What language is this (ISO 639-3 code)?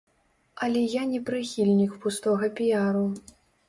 bel